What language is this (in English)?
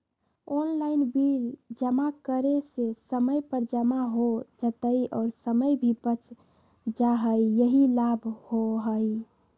Magahi